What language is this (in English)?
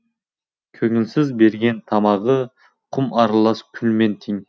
Kazakh